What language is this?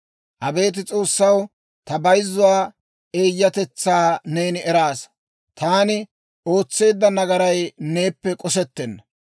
Dawro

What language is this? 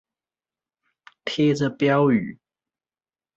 Chinese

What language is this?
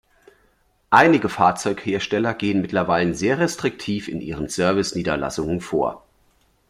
German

